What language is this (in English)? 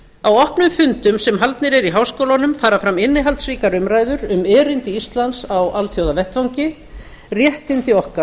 Icelandic